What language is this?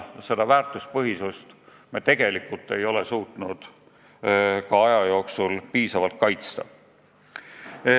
Estonian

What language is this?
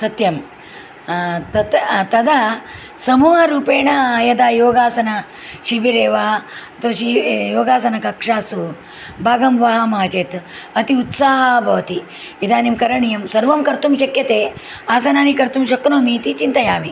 Sanskrit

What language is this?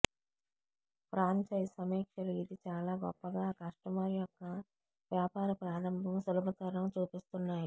Telugu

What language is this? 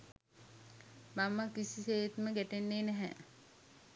Sinhala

